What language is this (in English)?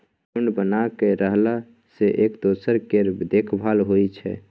Maithili